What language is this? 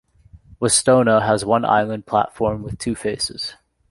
English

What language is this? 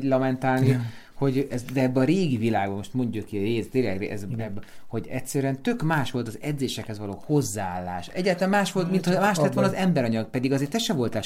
Hungarian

